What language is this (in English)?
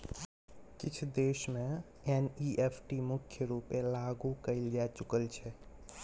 Maithili